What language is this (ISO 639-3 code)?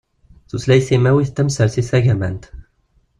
kab